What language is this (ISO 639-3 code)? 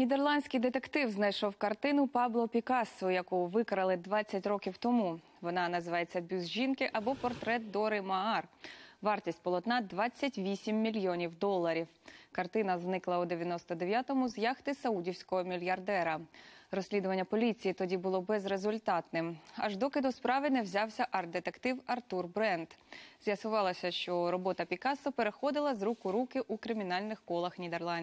ukr